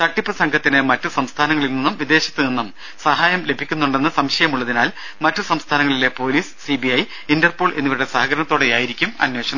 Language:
Malayalam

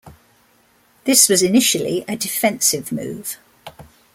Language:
English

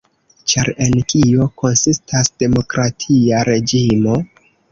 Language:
Esperanto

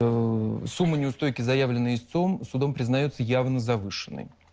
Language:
Russian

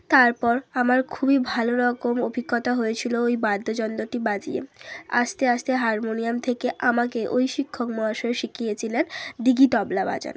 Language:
Bangla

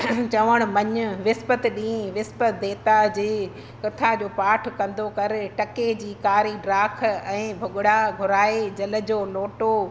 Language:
Sindhi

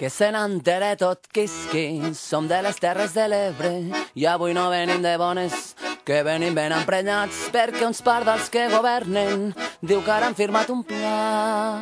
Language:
Spanish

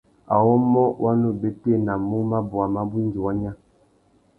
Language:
Tuki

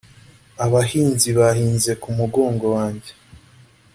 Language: Kinyarwanda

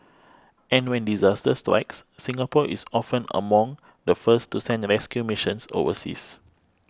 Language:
English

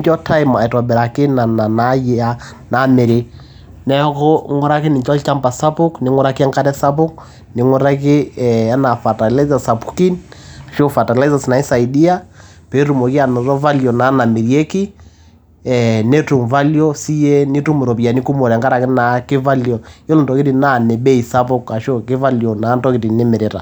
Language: Masai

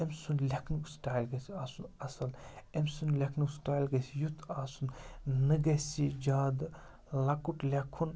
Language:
Kashmiri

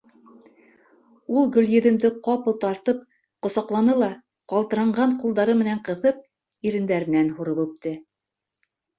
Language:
Bashkir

